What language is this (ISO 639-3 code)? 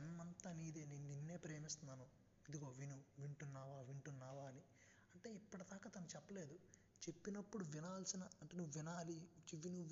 tel